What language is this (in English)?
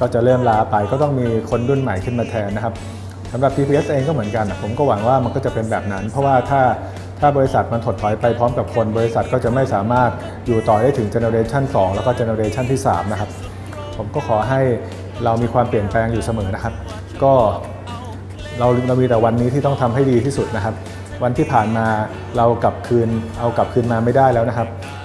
Thai